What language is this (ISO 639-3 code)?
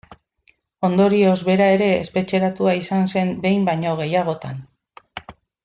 eus